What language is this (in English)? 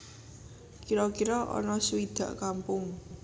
Javanese